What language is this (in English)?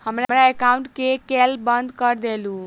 Maithili